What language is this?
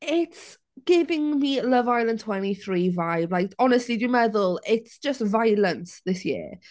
Welsh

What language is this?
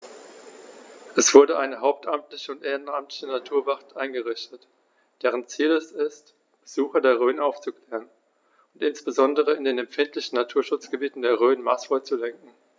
German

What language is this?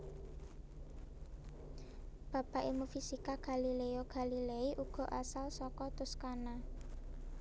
Javanese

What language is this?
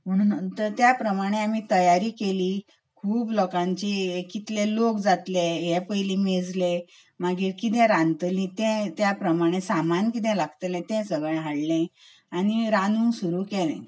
Konkani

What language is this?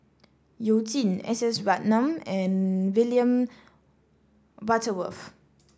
English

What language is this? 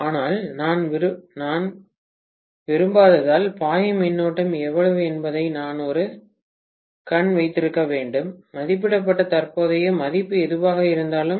Tamil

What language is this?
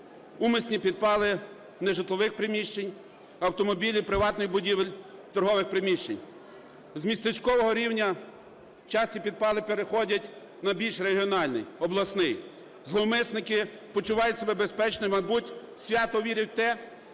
Ukrainian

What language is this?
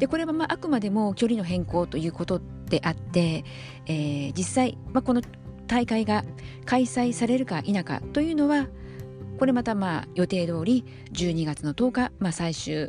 Japanese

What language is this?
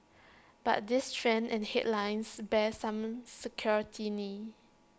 English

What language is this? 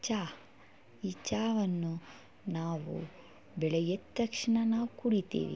Kannada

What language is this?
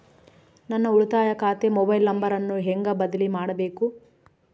Kannada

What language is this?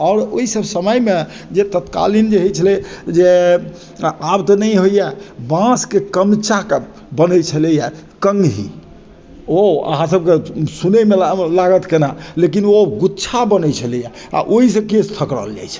Maithili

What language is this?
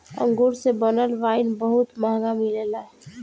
Bhojpuri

